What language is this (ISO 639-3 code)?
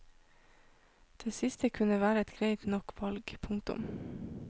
nor